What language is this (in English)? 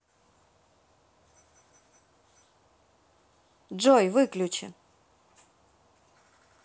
Russian